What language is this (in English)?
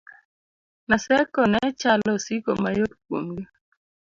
Luo (Kenya and Tanzania)